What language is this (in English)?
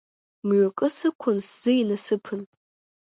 Abkhazian